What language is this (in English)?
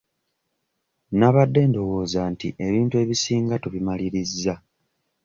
Ganda